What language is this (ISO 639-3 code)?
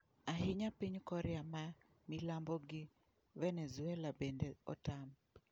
luo